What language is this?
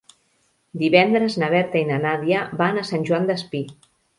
Catalan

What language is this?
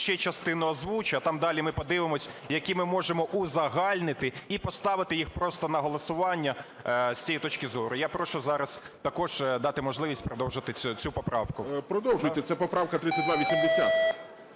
Ukrainian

